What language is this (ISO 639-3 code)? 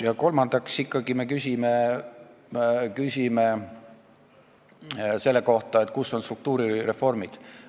est